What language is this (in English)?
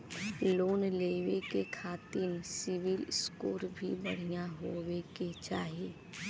Bhojpuri